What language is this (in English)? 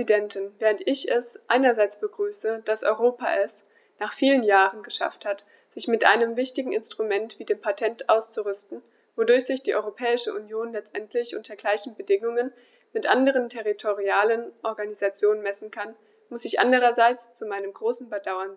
German